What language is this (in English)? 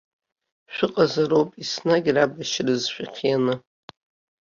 Abkhazian